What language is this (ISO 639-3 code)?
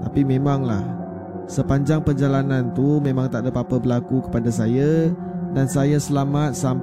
msa